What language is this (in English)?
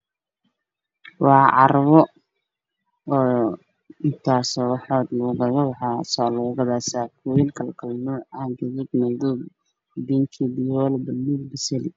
Somali